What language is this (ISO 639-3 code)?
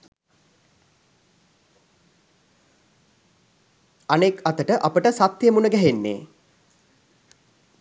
sin